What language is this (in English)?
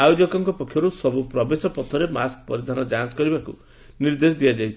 Odia